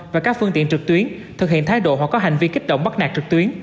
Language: Vietnamese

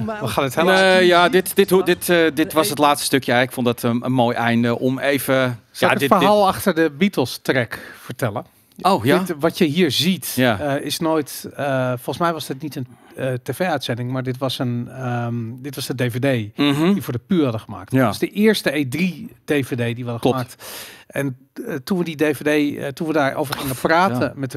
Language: Dutch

